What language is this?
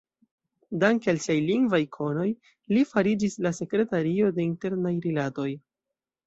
Esperanto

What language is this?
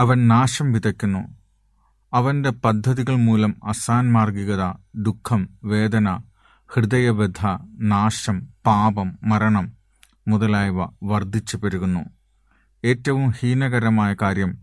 Malayalam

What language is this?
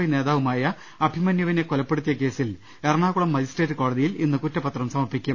Malayalam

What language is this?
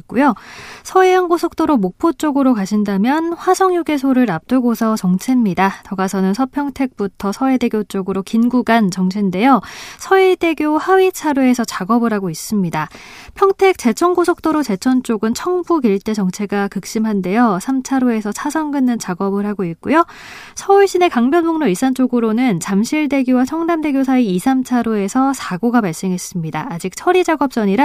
Korean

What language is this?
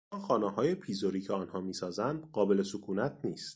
Persian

